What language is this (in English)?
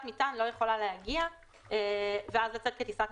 Hebrew